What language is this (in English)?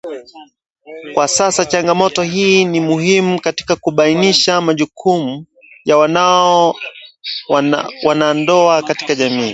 Swahili